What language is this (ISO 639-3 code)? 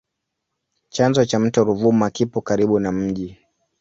swa